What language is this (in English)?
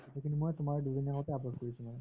Assamese